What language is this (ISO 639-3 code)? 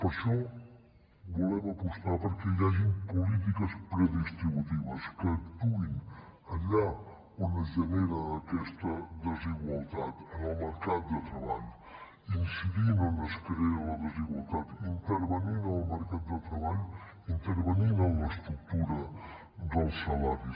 cat